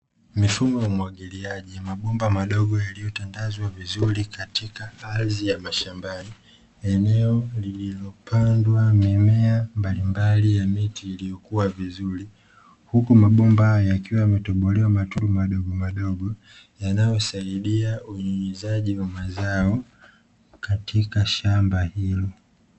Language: Swahili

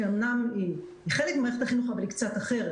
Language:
Hebrew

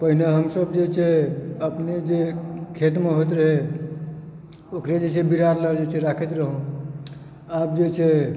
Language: Maithili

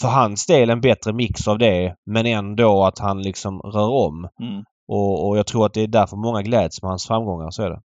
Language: Swedish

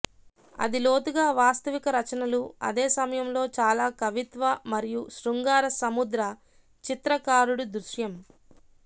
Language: Telugu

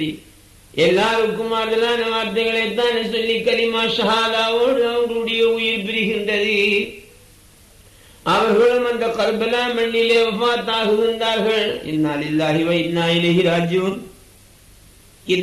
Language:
Tamil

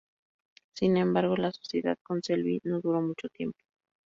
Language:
Spanish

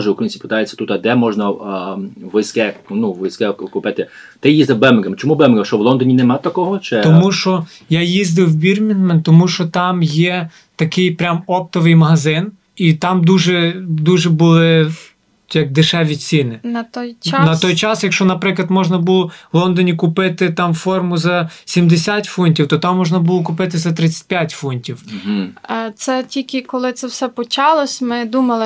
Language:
Ukrainian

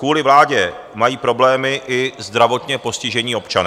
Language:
Czech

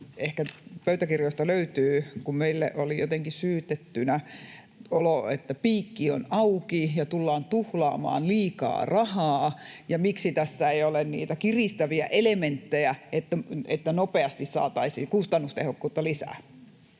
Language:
Finnish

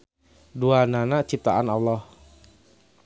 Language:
Sundanese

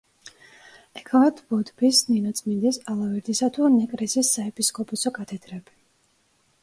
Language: Georgian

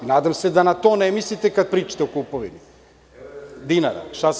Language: Serbian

